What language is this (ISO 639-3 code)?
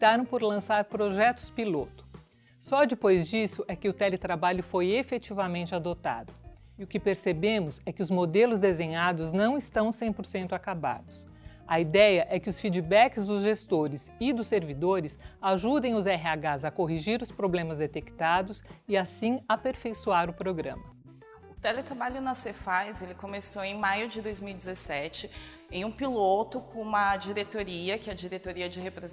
por